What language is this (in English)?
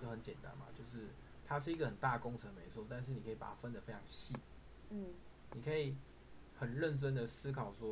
Chinese